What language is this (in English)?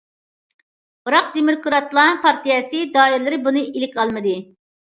Uyghur